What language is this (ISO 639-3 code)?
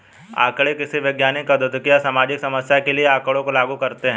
hin